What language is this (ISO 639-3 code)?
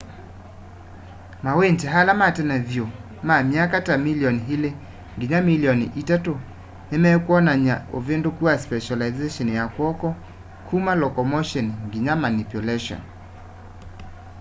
kam